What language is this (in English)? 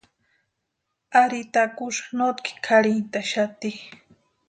Western Highland Purepecha